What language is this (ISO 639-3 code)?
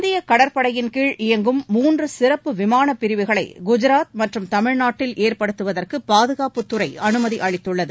tam